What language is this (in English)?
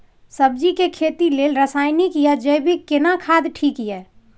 Maithili